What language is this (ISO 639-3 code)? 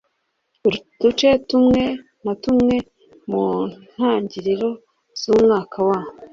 kin